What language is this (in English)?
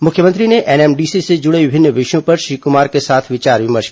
Hindi